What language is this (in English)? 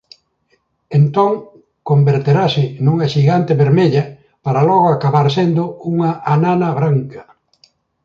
Galician